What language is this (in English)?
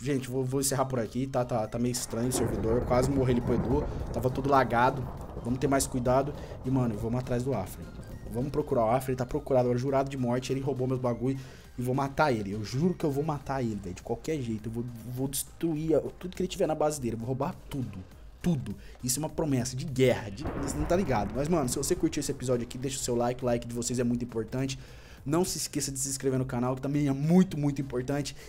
Portuguese